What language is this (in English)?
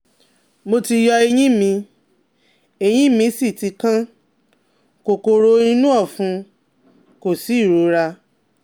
Yoruba